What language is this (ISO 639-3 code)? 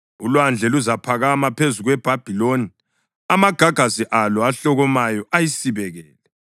nde